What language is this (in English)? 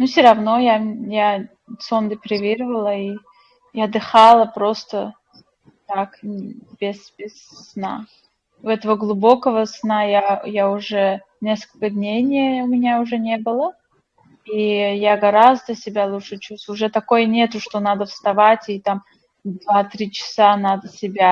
Russian